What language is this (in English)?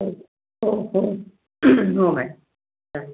Marathi